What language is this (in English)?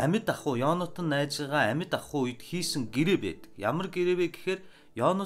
Turkish